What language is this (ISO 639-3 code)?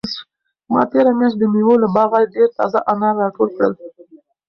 pus